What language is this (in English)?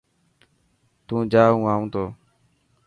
Dhatki